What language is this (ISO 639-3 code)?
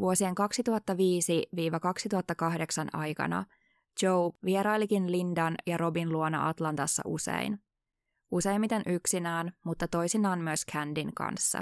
fin